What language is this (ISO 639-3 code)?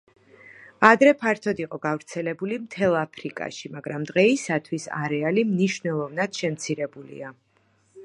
kat